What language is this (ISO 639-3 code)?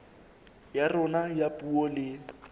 sot